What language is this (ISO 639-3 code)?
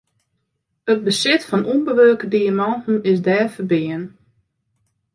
fry